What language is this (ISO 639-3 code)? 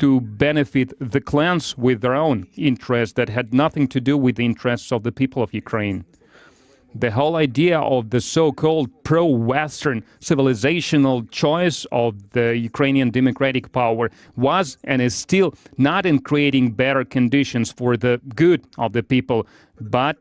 eng